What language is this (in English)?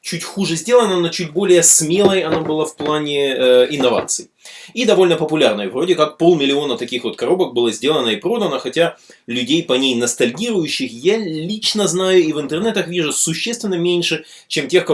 Russian